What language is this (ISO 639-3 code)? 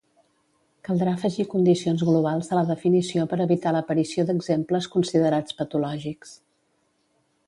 cat